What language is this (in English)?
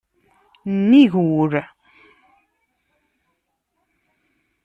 Kabyle